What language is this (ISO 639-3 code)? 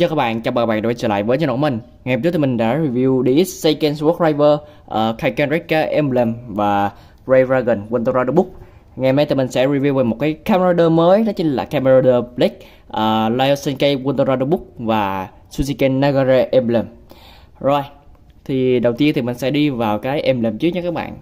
vie